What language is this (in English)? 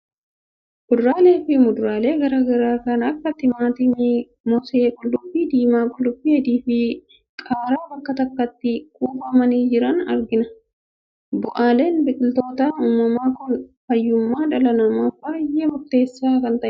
Oromo